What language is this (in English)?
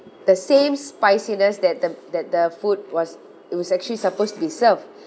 English